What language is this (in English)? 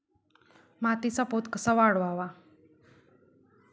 Marathi